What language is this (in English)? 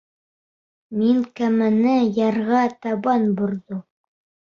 Bashkir